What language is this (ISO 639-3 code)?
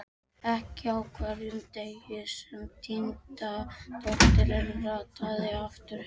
isl